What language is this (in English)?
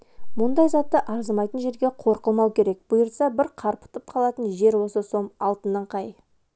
Kazakh